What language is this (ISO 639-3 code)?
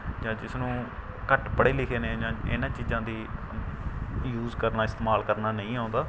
pan